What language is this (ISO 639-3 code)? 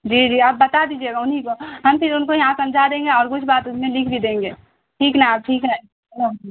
urd